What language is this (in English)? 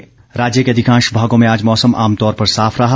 Hindi